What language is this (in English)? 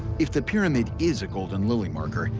English